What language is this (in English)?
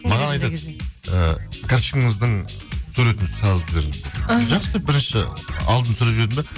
Kazakh